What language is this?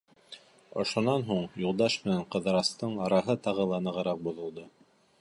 Bashkir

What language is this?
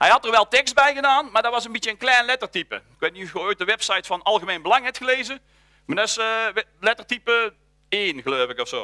Dutch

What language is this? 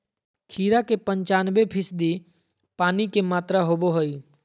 Magahi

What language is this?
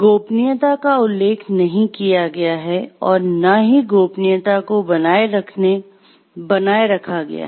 Hindi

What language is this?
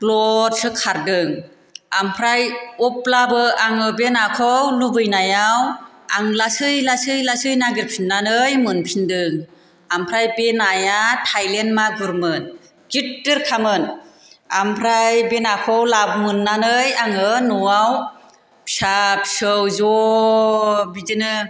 Bodo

